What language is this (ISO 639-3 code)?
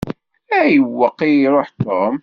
kab